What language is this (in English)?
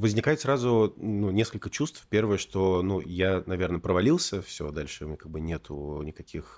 Russian